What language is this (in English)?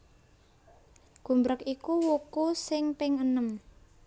Javanese